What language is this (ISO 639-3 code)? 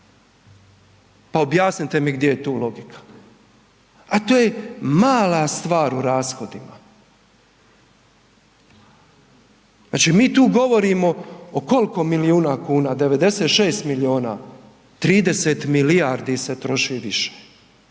hrv